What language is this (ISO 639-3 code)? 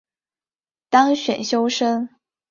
zho